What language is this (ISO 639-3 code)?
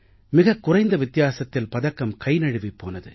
tam